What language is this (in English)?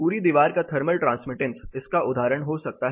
Hindi